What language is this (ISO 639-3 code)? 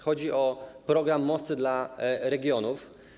pol